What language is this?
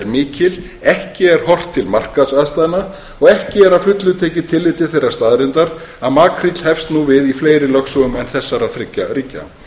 Icelandic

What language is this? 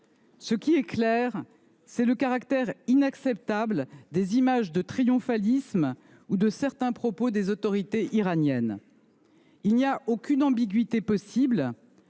French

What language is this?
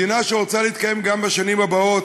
Hebrew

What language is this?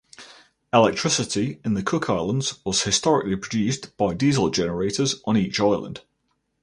English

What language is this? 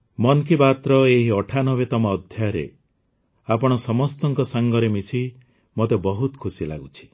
Odia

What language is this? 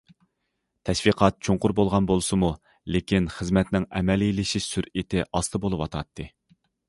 Uyghur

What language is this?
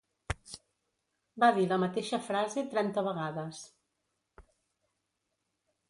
Catalan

